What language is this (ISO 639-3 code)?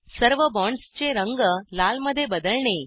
mar